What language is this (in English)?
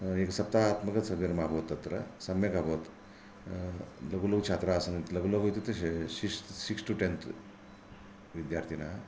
Sanskrit